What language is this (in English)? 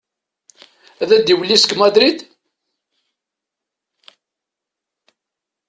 Kabyle